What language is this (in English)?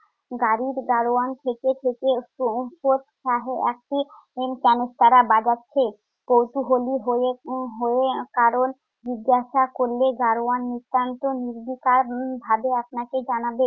Bangla